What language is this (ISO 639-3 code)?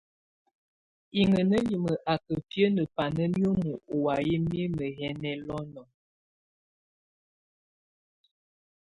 tvu